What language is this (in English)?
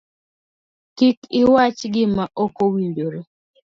Luo (Kenya and Tanzania)